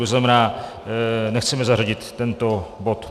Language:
Czech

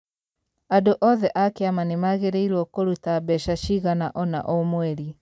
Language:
Kikuyu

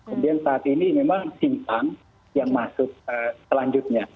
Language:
Indonesian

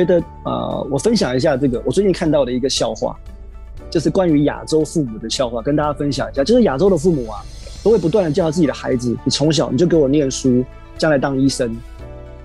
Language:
Chinese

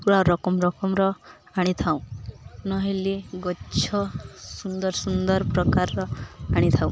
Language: Odia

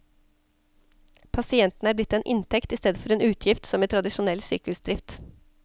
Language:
Norwegian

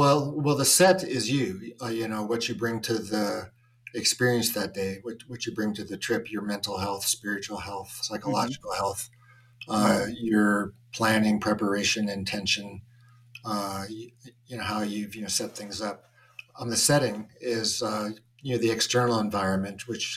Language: English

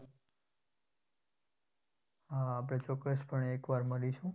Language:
Gujarati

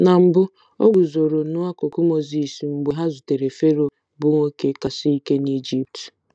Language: Igbo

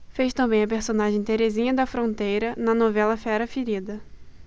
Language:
Portuguese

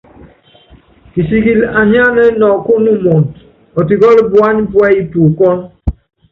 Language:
Yangben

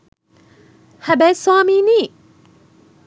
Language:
Sinhala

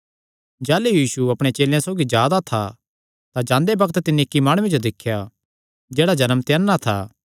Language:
Kangri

